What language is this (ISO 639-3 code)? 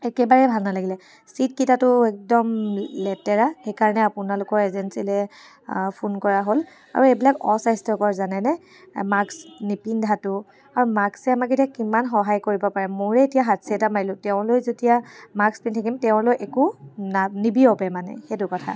asm